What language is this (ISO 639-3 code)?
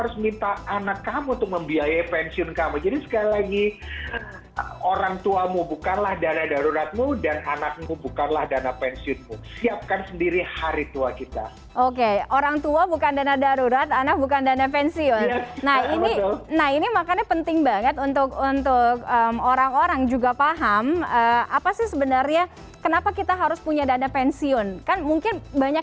ind